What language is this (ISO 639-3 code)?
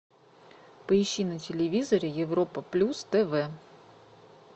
rus